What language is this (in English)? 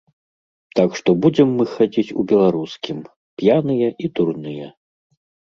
Belarusian